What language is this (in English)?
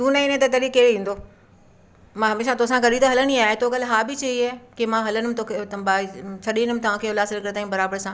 Sindhi